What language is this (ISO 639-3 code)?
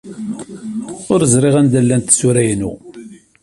kab